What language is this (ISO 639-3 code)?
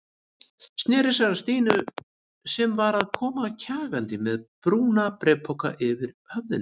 isl